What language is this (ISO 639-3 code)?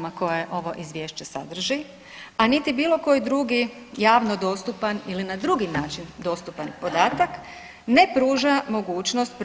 hrv